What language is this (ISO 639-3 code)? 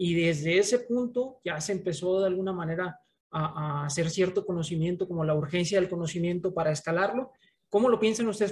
spa